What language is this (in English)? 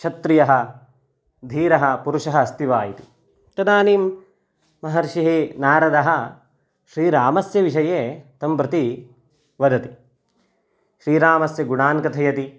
Sanskrit